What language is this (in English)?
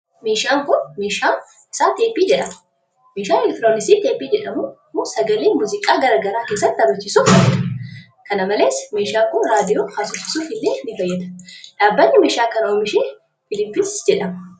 Oromo